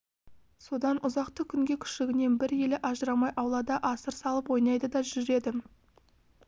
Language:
Kazakh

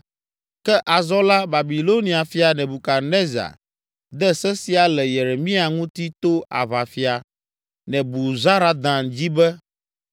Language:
Ewe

